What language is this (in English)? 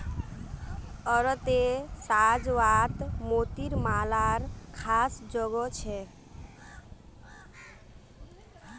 Magahi